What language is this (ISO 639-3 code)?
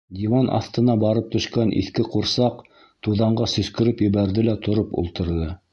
bak